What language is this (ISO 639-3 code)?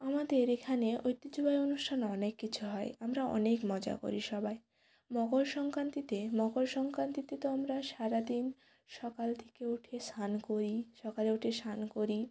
ben